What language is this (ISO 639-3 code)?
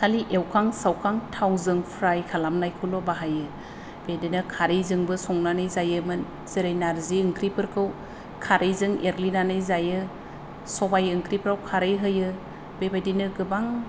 brx